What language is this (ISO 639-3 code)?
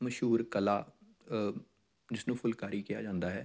pan